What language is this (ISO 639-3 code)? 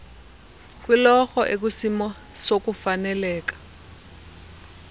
xho